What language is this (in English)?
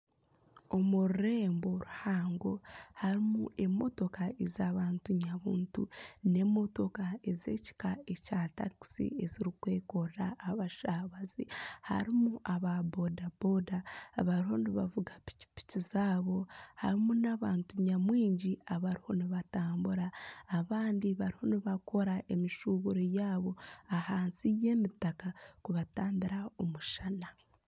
Nyankole